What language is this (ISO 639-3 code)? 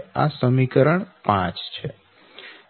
guj